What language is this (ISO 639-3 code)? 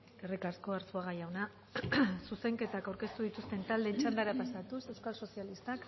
eus